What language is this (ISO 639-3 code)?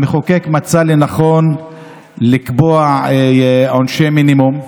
heb